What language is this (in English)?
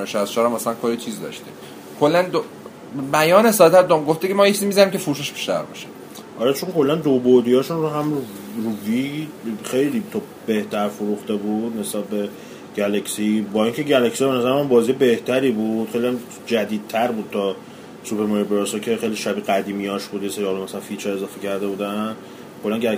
Persian